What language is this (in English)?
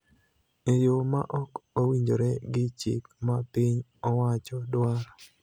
Luo (Kenya and Tanzania)